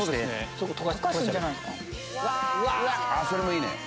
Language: Japanese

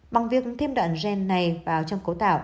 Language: Vietnamese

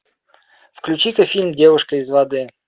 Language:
Russian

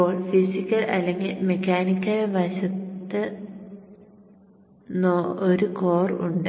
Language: Malayalam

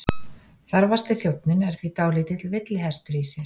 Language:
Icelandic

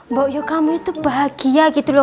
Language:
Indonesian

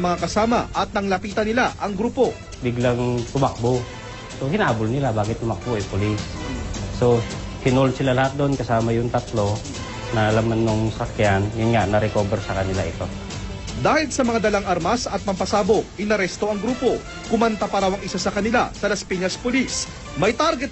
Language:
Filipino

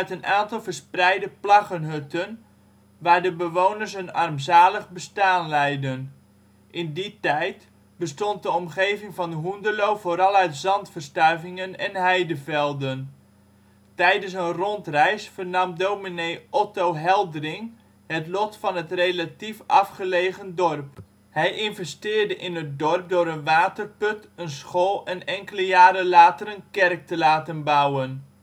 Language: Dutch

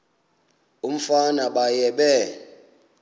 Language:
Xhosa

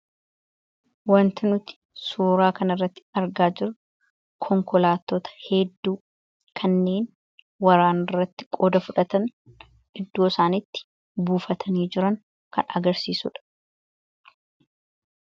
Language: Oromo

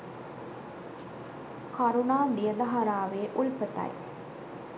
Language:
Sinhala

